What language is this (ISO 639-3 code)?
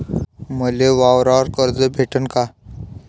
mar